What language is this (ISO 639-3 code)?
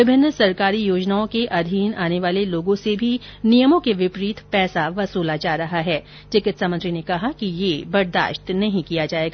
hin